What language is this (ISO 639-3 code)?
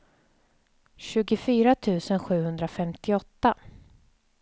swe